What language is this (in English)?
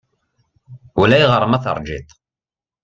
Kabyle